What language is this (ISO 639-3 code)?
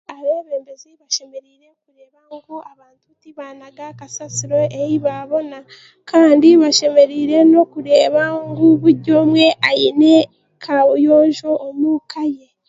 cgg